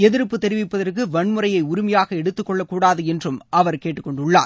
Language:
Tamil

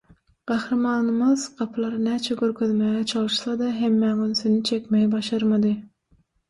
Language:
Turkmen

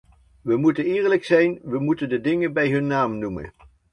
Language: Dutch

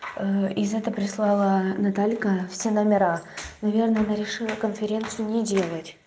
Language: Russian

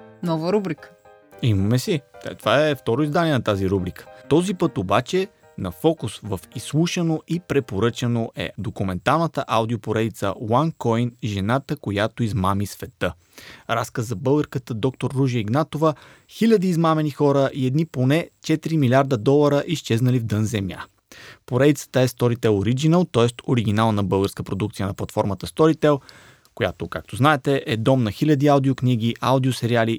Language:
Bulgarian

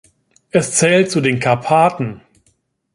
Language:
German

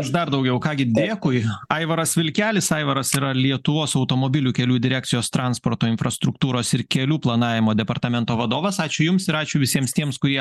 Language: Lithuanian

